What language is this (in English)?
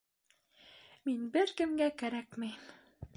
Bashkir